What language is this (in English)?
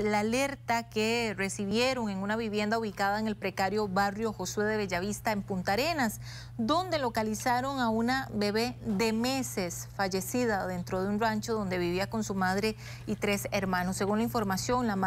Spanish